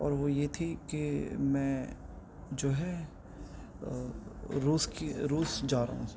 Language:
Urdu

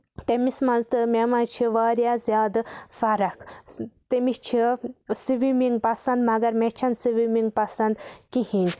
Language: Kashmiri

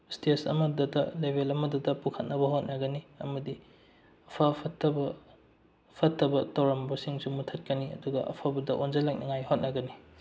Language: Manipuri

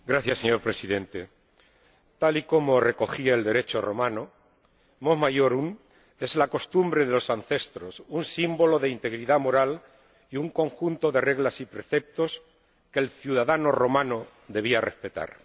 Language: Spanish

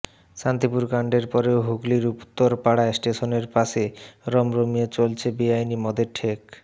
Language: Bangla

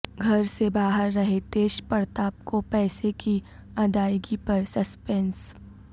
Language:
Urdu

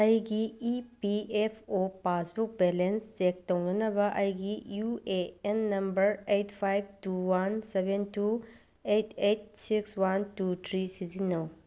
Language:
Manipuri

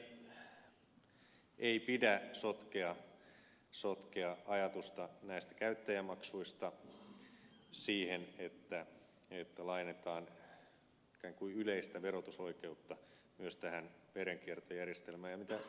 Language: Finnish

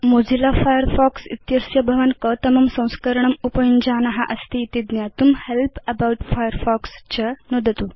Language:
Sanskrit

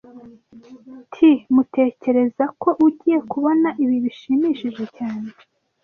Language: Kinyarwanda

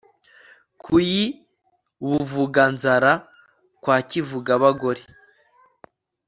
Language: Kinyarwanda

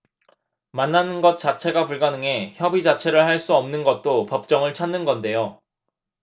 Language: Korean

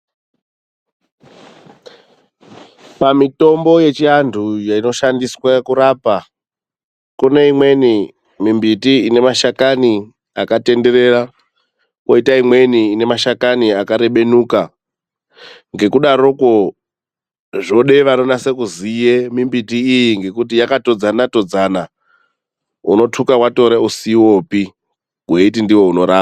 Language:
Ndau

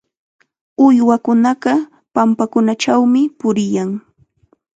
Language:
Chiquián Ancash Quechua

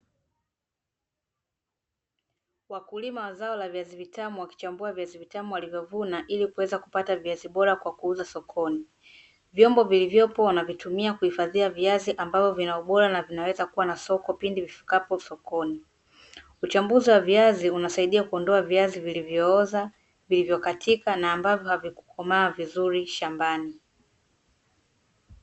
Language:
Swahili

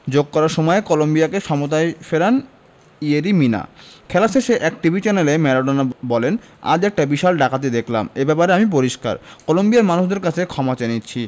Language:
Bangla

